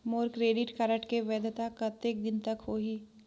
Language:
Chhattisgarhi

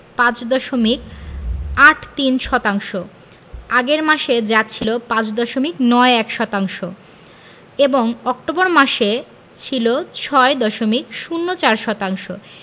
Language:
Bangla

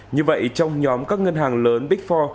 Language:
Vietnamese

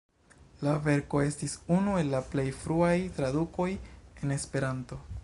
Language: Esperanto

